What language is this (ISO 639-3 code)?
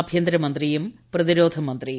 mal